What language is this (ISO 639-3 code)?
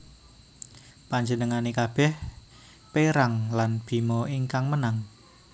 jav